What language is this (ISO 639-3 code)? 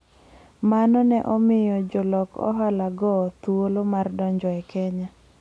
luo